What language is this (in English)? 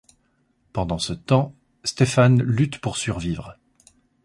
French